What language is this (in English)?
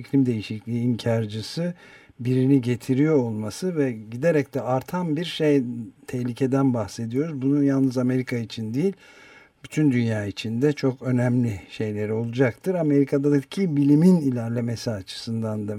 Turkish